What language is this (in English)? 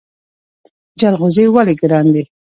Pashto